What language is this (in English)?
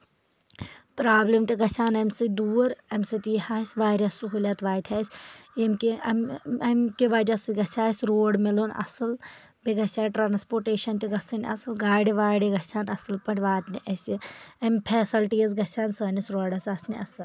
Kashmiri